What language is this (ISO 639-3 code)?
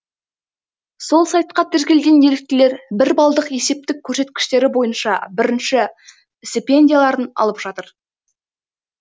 kaz